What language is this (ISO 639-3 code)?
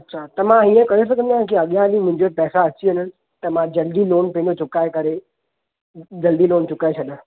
snd